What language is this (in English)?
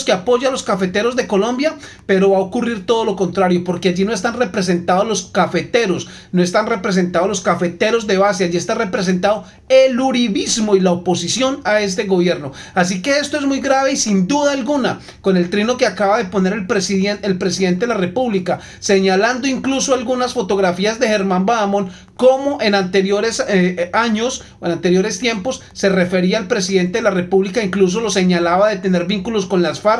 Spanish